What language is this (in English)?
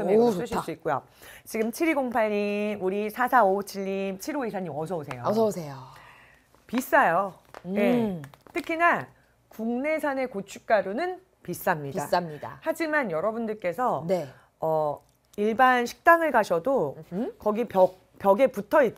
Korean